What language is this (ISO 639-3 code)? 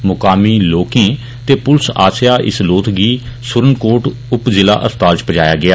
doi